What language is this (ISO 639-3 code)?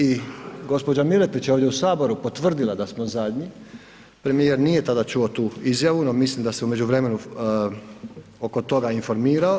hrv